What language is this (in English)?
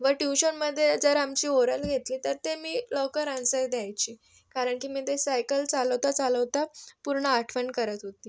Marathi